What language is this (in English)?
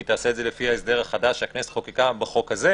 Hebrew